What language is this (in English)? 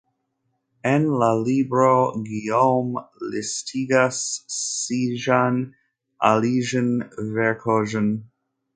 Esperanto